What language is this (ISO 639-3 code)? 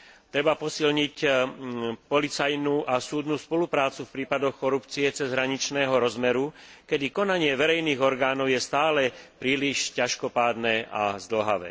slk